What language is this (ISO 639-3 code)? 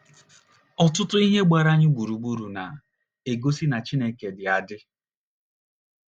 ibo